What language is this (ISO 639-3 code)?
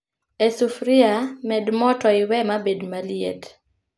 luo